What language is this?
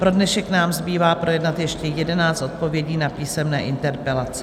Czech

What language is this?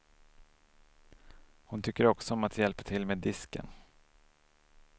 Swedish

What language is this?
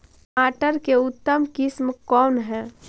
Magahi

